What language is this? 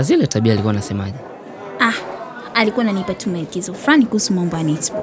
Swahili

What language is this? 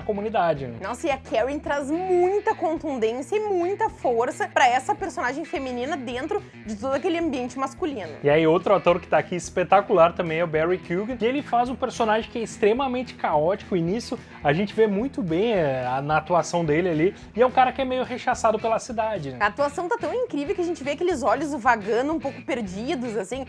Portuguese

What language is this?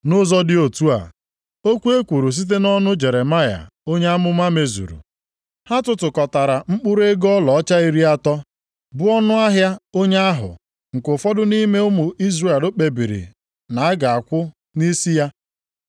Igbo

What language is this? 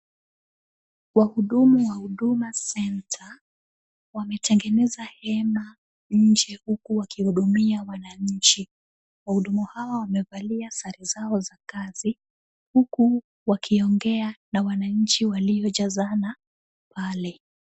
Swahili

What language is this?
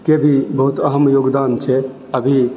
Maithili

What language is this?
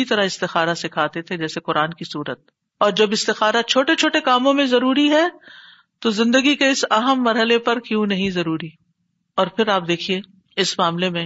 Urdu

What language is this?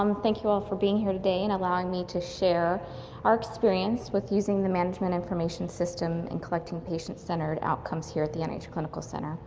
English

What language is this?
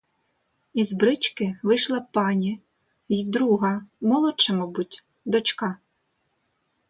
Ukrainian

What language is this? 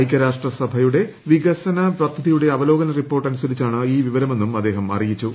Malayalam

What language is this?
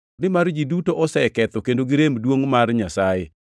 Luo (Kenya and Tanzania)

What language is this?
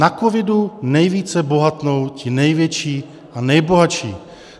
Czech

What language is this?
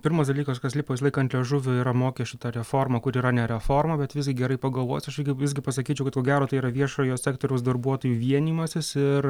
Lithuanian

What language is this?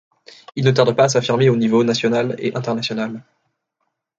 French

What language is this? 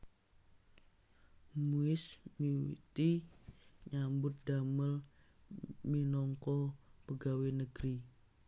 Javanese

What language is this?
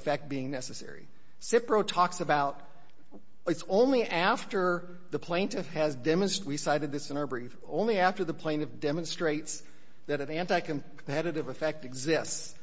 English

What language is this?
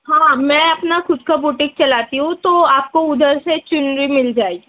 Urdu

